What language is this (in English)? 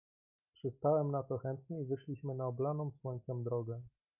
Polish